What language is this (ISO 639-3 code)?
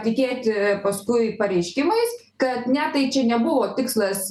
lit